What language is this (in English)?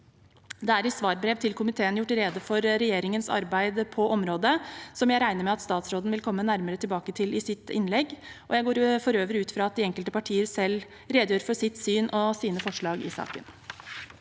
Norwegian